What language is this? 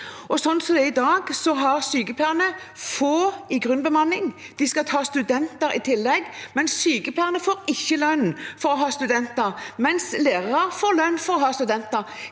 Norwegian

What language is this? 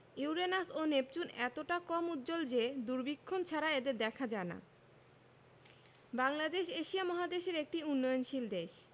Bangla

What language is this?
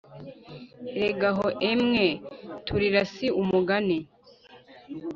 Kinyarwanda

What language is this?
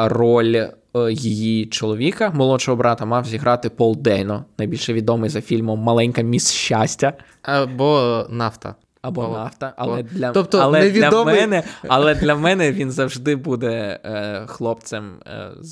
Ukrainian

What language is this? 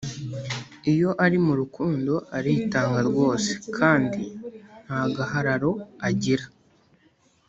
Kinyarwanda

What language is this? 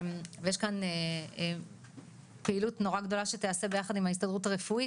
Hebrew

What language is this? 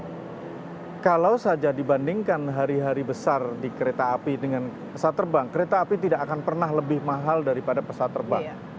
Indonesian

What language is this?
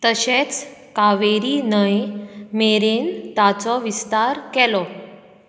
Konkani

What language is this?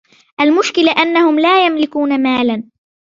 Arabic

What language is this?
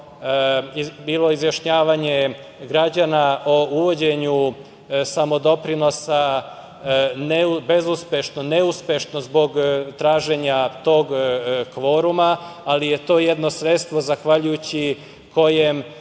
Serbian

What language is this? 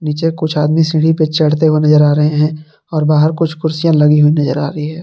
Hindi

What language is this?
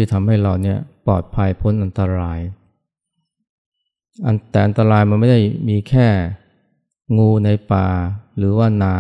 Thai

